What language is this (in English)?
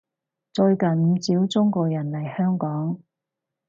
Cantonese